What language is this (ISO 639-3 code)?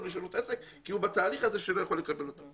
heb